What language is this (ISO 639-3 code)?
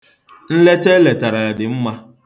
ibo